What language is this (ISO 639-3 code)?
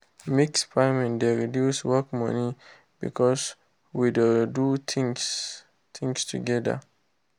pcm